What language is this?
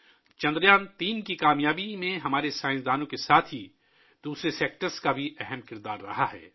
Urdu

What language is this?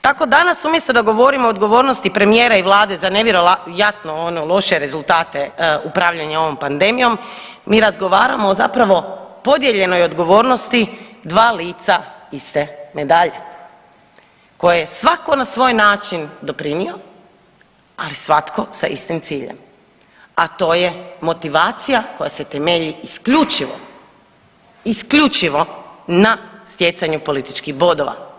Croatian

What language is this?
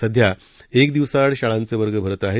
Marathi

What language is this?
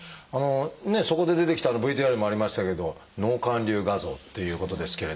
Japanese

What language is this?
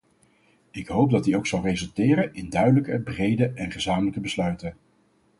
Dutch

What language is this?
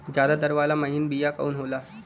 Bhojpuri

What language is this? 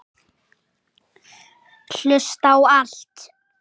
Icelandic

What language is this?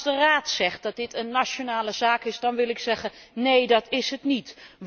Dutch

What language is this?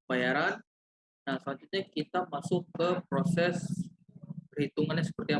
Indonesian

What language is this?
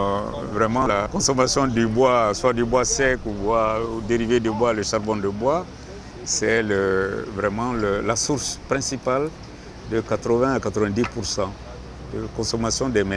French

